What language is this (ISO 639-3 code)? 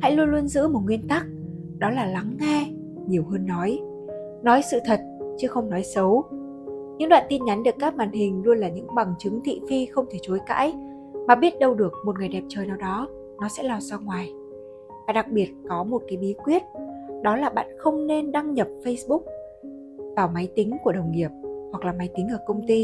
vie